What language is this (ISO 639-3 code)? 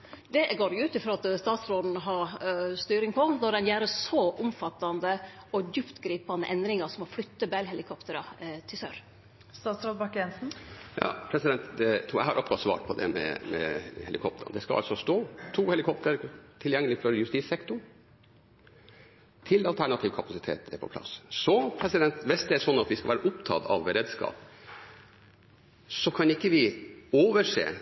nor